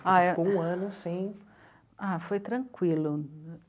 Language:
Portuguese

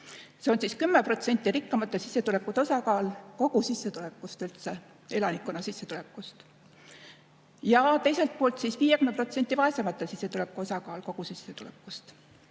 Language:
Estonian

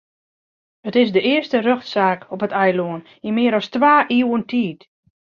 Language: Western Frisian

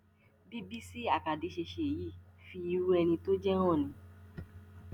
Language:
Yoruba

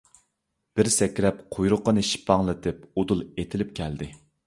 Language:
Uyghur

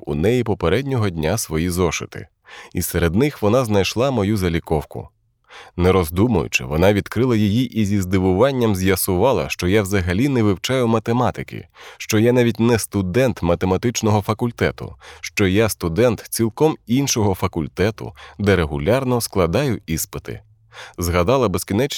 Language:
Ukrainian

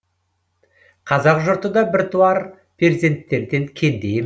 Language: Kazakh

